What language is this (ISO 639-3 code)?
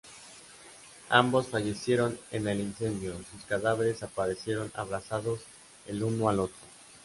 spa